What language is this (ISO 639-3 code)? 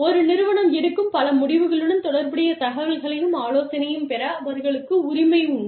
tam